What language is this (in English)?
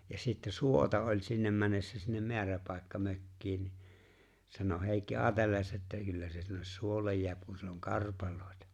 Finnish